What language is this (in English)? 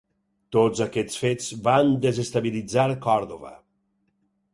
Catalan